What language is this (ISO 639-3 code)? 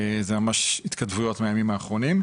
heb